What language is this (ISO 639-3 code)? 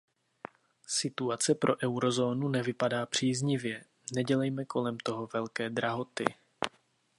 ces